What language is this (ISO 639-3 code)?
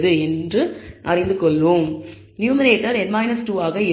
tam